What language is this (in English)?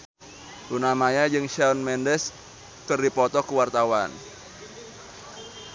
Sundanese